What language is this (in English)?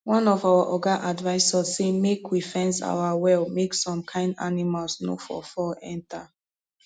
Nigerian Pidgin